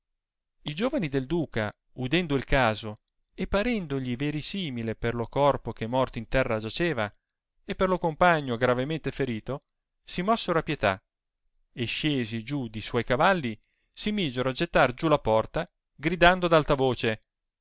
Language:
Italian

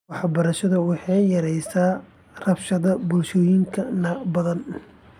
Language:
Somali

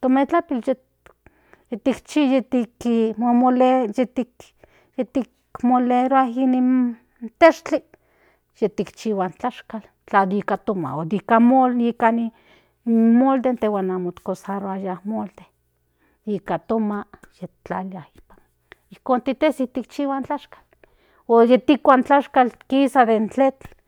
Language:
Central Nahuatl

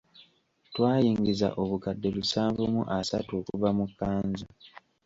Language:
Ganda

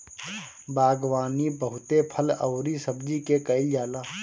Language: Bhojpuri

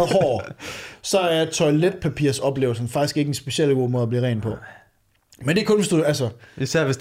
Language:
Danish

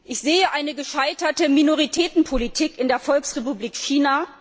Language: German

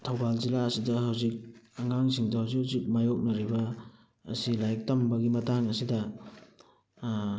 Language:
Manipuri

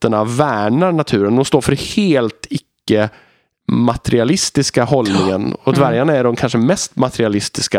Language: Swedish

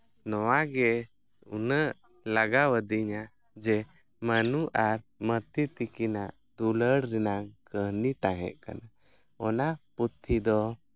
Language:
Santali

